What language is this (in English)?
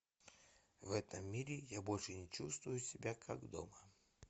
Russian